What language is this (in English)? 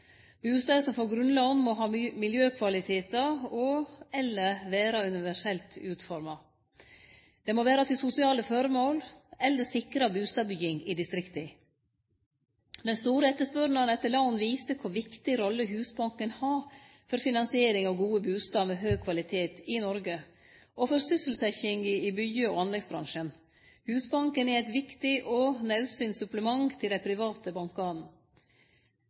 Norwegian Nynorsk